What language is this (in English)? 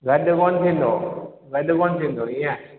Sindhi